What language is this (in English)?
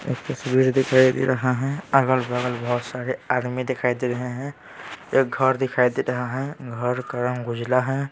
Hindi